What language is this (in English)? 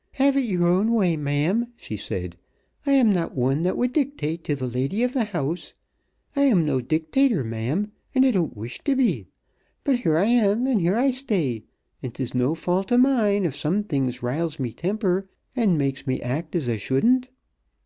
English